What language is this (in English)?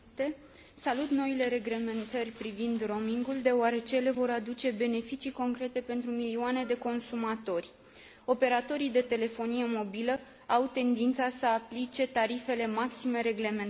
Romanian